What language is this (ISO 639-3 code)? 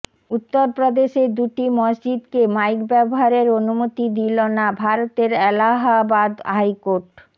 ben